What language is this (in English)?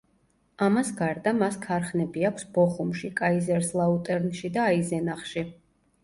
Georgian